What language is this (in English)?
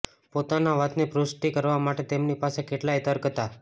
Gujarati